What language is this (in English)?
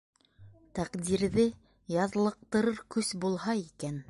Bashkir